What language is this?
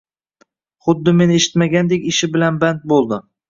Uzbek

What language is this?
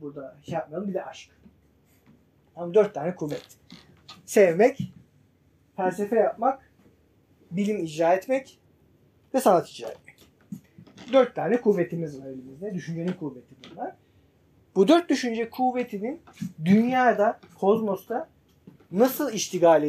Turkish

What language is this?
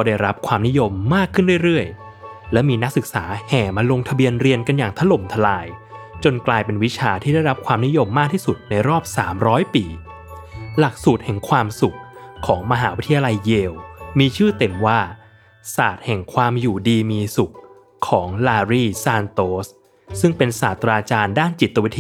Thai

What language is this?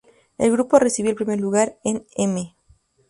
Spanish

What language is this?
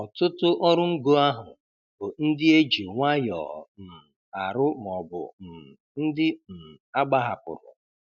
Igbo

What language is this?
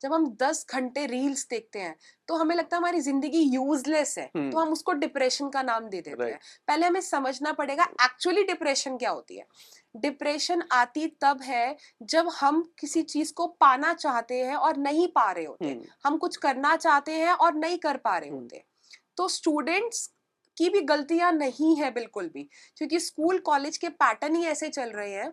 Punjabi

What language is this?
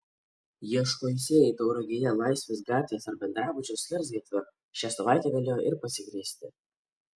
Lithuanian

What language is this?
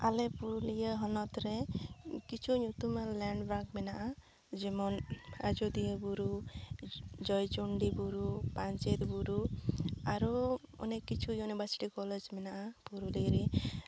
Santali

